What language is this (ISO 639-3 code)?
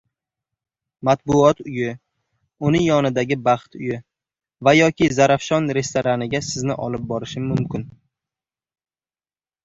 uzb